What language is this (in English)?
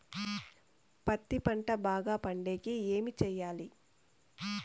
Telugu